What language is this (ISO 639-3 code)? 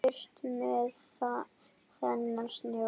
isl